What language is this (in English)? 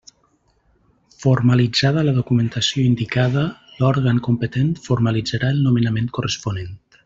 Catalan